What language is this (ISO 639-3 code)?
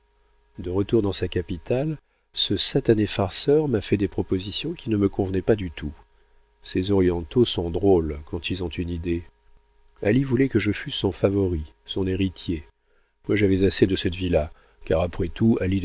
fra